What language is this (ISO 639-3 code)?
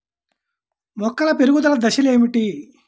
tel